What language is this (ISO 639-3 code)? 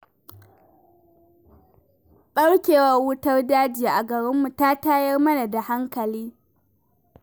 hau